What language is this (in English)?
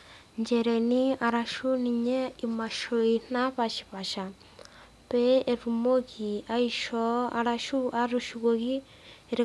Masai